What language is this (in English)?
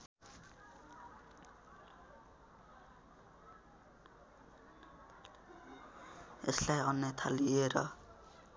Nepali